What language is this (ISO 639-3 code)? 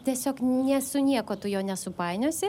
lit